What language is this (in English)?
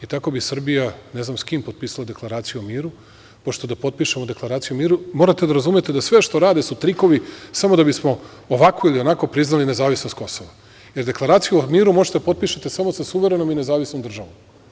Serbian